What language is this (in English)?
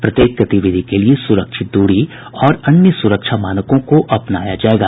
Hindi